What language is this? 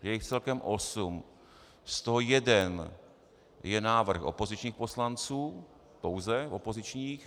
Czech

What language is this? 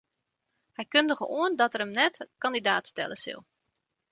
Western Frisian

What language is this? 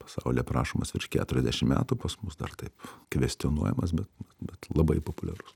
Lithuanian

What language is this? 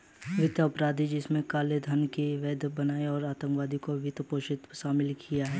Hindi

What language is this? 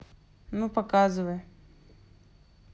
Russian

